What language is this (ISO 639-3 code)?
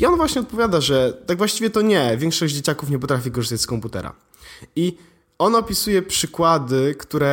pol